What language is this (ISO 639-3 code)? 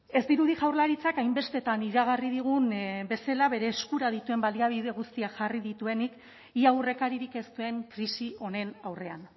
eus